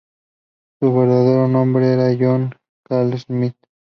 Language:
Spanish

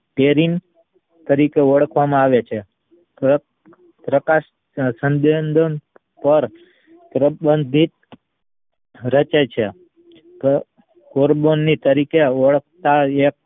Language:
Gujarati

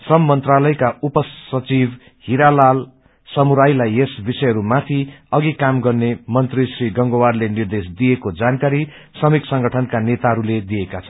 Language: Nepali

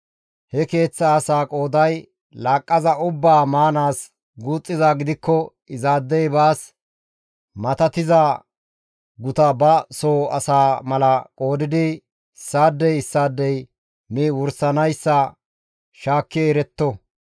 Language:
Gamo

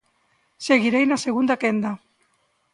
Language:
Galician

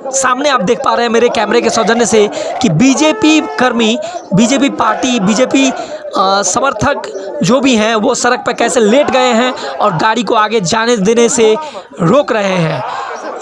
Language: Hindi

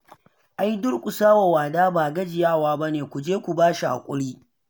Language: Hausa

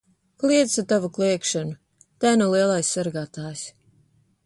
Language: Latvian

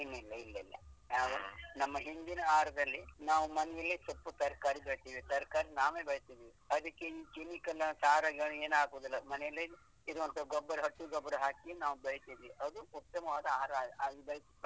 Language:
Kannada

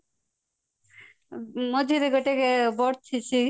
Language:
Odia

